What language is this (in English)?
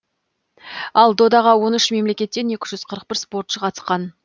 Kazakh